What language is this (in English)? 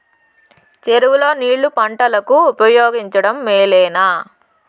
Telugu